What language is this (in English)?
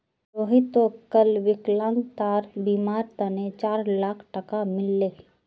Magahi